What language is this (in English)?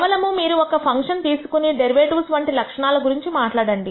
Telugu